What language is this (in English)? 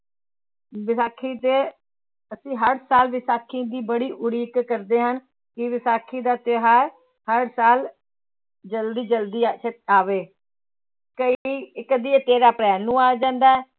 Punjabi